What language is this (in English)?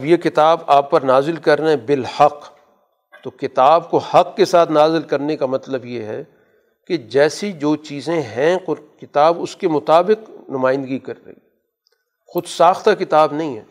Urdu